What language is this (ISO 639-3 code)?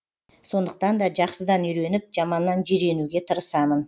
kaz